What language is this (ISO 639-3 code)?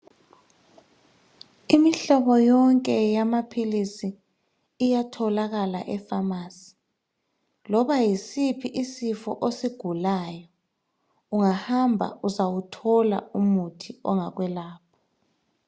nde